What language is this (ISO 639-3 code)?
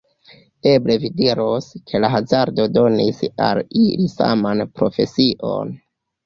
epo